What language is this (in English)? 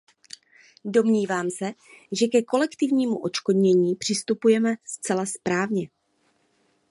Czech